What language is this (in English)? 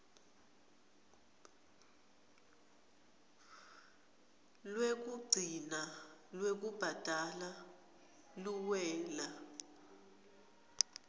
Swati